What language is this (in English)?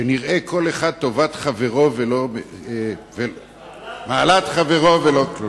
Hebrew